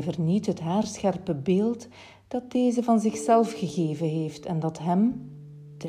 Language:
Dutch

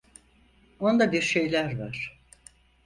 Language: Turkish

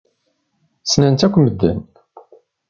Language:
Kabyle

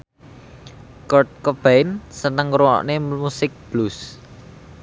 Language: Javanese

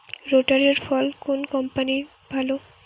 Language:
Bangla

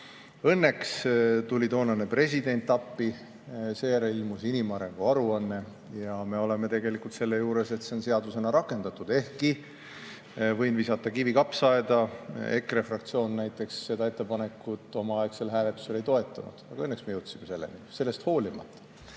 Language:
Estonian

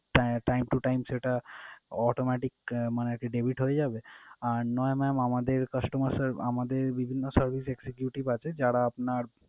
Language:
Bangla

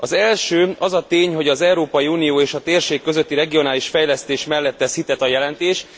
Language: Hungarian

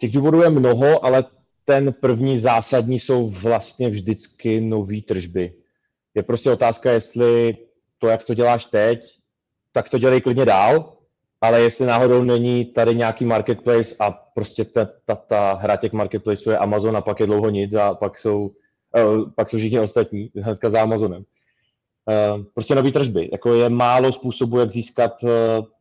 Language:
Czech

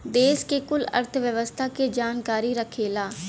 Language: Bhojpuri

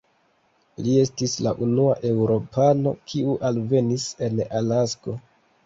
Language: Esperanto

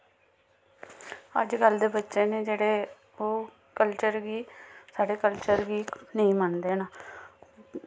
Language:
Dogri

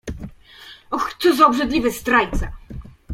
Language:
Polish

